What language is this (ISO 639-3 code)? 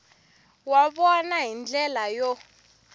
tso